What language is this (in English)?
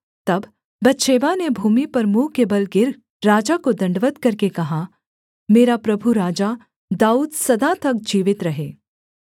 Hindi